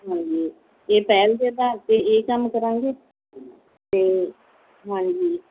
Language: Punjabi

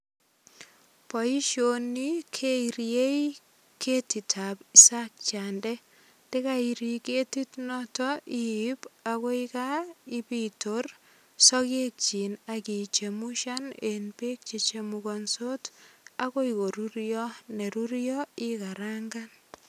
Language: Kalenjin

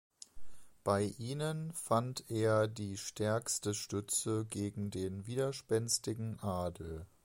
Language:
German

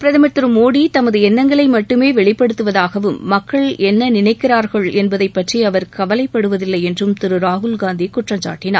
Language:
Tamil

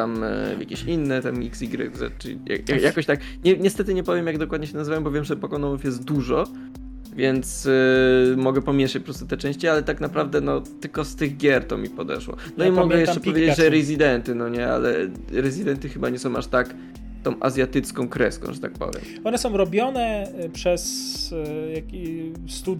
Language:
Polish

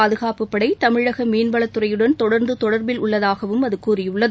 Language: Tamil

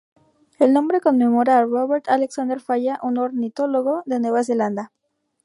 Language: Spanish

